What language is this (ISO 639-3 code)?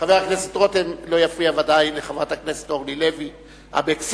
heb